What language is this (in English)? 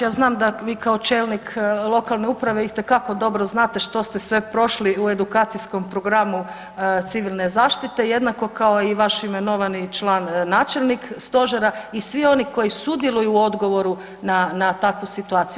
Croatian